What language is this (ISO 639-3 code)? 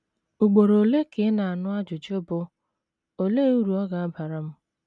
ibo